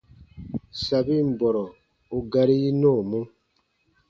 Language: Baatonum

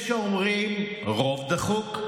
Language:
Hebrew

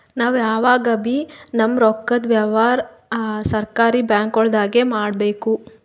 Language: Kannada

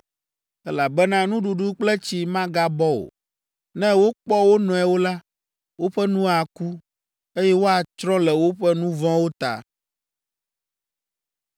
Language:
Ewe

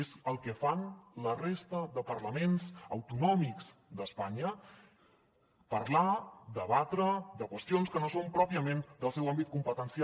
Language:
Catalan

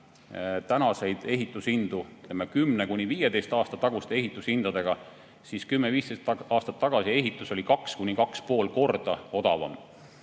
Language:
Estonian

